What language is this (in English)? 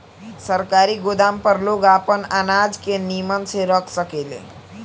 Bhojpuri